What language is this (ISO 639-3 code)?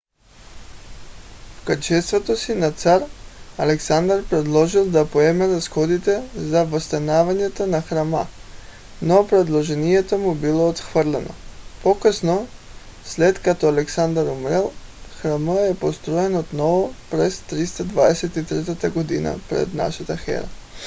bul